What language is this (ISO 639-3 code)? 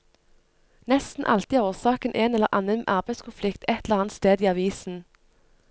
nor